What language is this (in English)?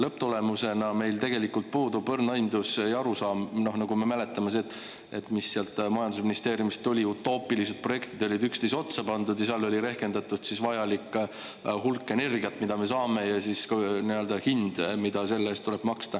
Estonian